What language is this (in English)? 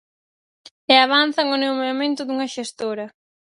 Galician